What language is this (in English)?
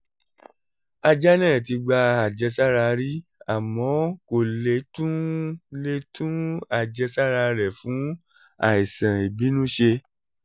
Yoruba